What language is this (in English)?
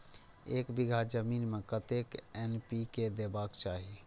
Maithili